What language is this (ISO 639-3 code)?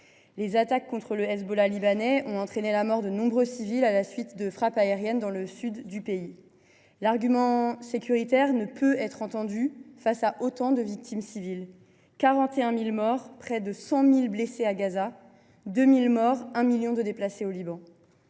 fra